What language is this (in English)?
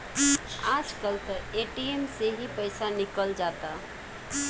Bhojpuri